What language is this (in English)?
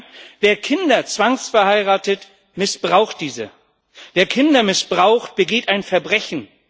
German